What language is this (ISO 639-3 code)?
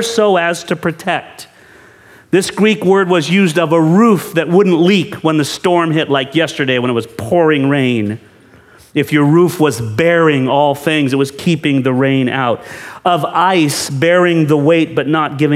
eng